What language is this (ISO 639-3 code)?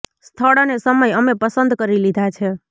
guj